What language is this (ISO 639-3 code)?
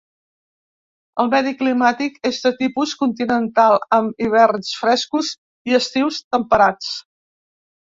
cat